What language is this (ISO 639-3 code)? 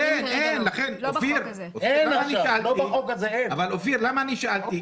heb